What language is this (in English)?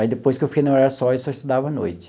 Portuguese